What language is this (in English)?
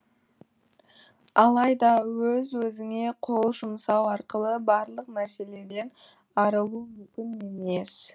Kazakh